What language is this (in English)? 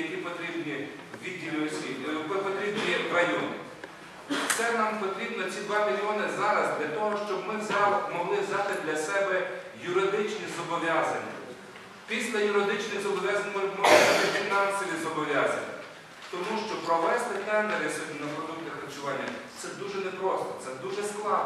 Ukrainian